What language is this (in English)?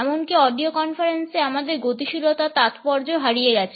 Bangla